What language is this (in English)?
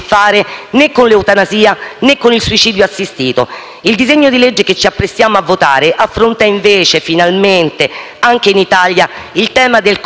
Italian